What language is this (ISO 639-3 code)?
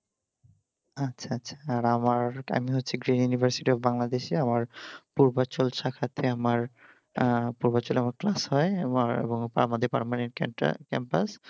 ben